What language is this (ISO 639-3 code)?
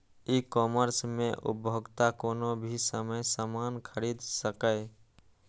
mai